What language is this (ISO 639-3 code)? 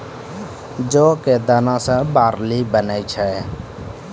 mai